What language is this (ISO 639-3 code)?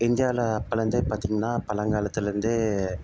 tam